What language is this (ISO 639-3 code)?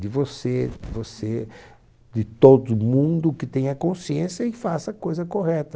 por